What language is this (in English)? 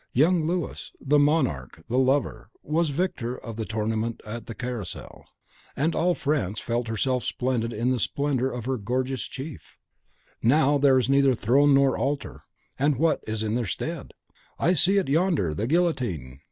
English